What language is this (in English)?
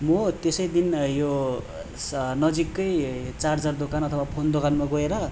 Nepali